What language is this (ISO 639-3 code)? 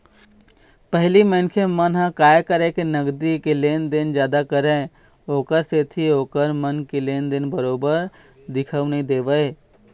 hne